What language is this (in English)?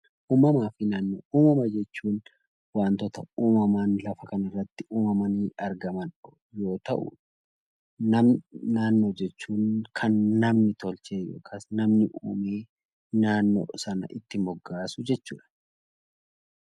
Oromo